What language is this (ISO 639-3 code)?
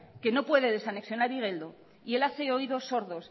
spa